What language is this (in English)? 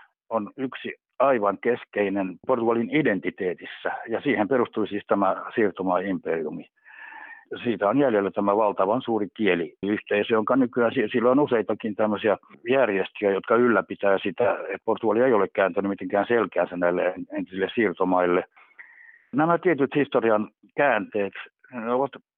Finnish